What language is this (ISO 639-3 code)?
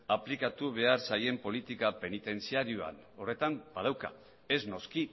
eus